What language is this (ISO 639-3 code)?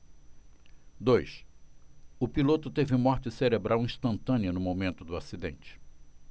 por